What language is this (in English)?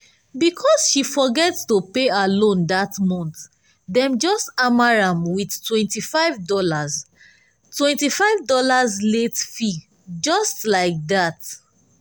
Nigerian Pidgin